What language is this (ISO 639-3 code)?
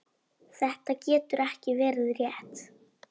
isl